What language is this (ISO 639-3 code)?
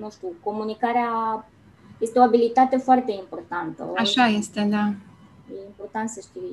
ron